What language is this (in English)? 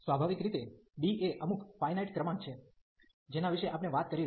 Gujarati